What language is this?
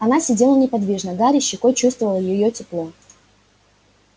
Russian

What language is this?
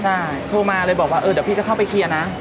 Thai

